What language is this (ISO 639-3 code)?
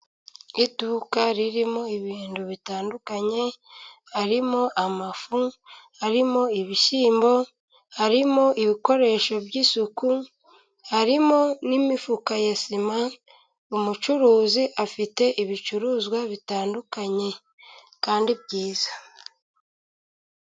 kin